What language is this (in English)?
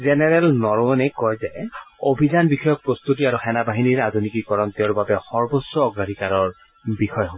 Assamese